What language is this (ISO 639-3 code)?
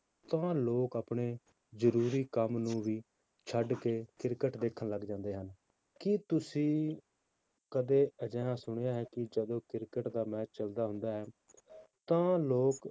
pan